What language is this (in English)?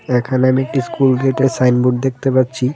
Bangla